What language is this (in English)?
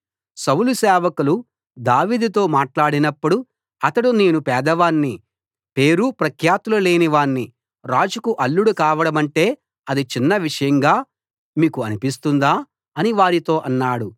Telugu